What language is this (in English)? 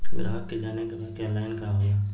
Bhojpuri